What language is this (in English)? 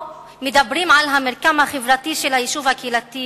Hebrew